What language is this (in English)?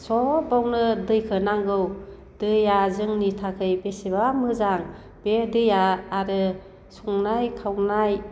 Bodo